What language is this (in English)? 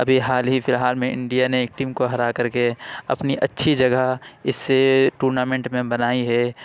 Urdu